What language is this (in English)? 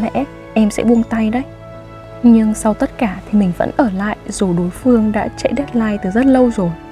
Vietnamese